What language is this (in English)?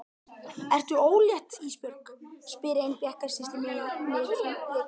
Icelandic